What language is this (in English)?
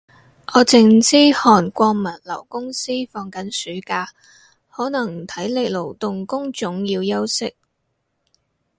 Cantonese